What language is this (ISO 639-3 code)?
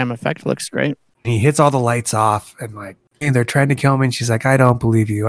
eng